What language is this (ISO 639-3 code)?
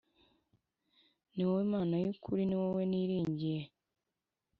kin